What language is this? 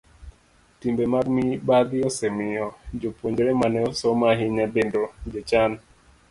Luo (Kenya and Tanzania)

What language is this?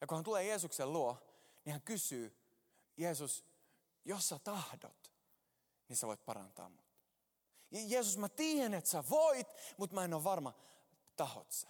Finnish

